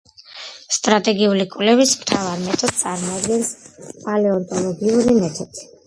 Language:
Georgian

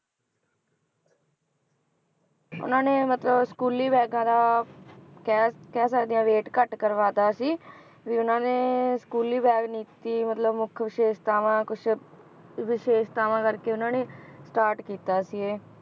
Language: Punjabi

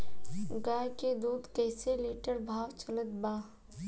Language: Bhojpuri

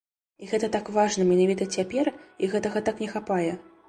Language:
Belarusian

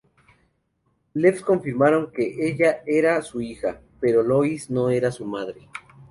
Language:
Spanish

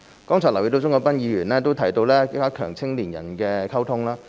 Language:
Cantonese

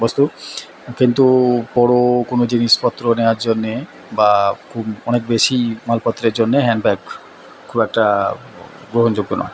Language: Bangla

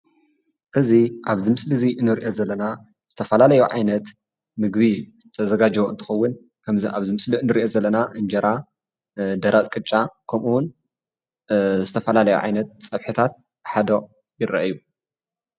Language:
Tigrinya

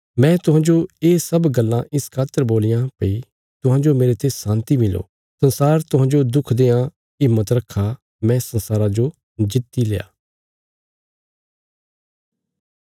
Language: Bilaspuri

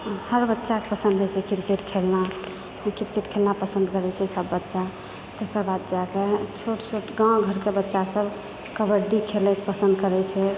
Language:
Maithili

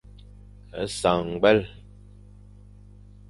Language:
Fang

